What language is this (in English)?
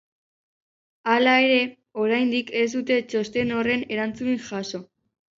Basque